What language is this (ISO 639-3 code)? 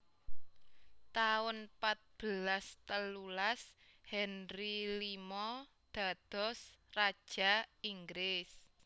jav